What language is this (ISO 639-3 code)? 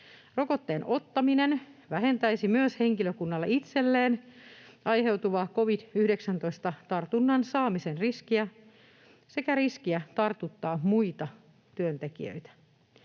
fin